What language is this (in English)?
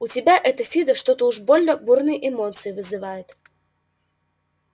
Russian